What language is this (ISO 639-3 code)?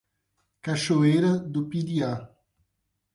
por